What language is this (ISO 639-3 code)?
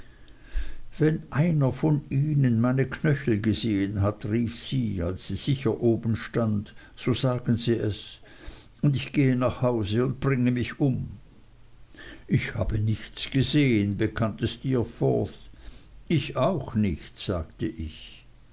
deu